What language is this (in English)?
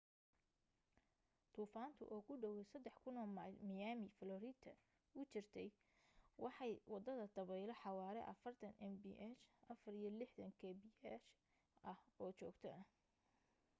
Somali